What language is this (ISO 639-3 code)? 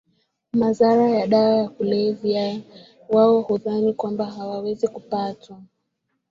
swa